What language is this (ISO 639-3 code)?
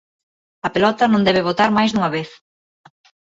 glg